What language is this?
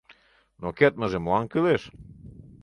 Mari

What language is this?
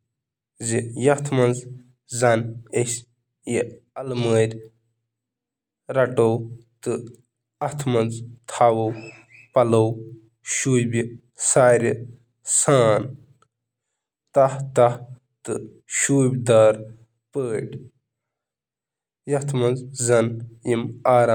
Kashmiri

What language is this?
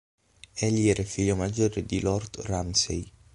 Italian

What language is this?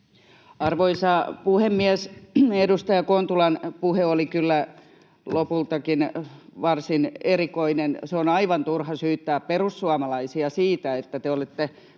Finnish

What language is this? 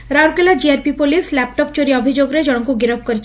Odia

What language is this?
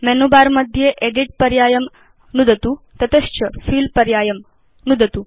Sanskrit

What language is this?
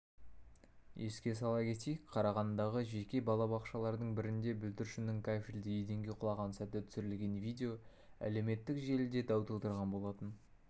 Kazakh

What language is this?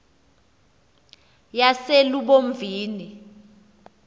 Xhosa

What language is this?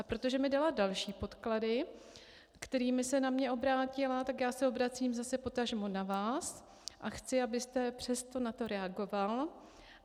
Czech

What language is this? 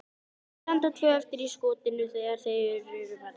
Icelandic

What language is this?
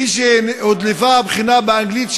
Hebrew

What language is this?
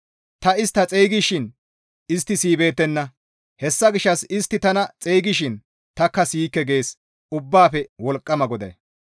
Gamo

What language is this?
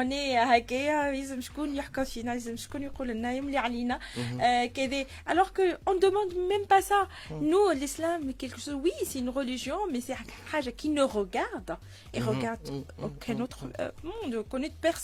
Arabic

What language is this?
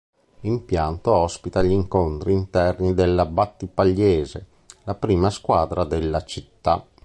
Italian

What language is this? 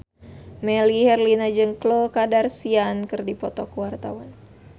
Sundanese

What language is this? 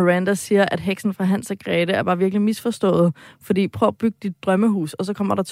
Danish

